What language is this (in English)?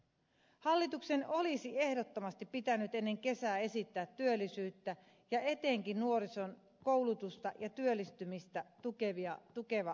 Finnish